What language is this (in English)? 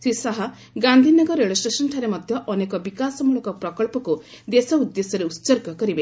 Odia